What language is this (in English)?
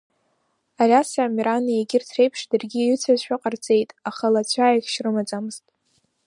Abkhazian